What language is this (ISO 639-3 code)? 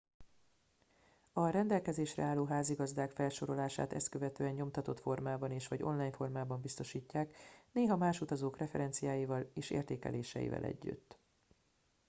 hun